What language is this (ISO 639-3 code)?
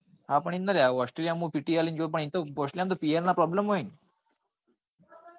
guj